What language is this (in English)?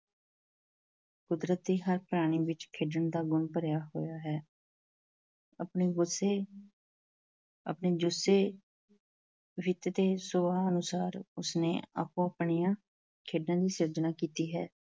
Punjabi